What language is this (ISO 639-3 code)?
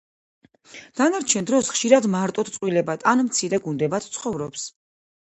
kat